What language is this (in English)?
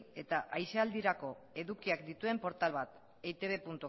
Basque